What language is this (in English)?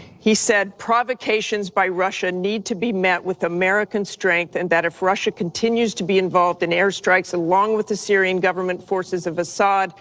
English